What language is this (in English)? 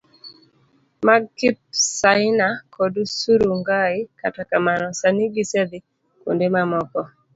Luo (Kenya and Tanzania)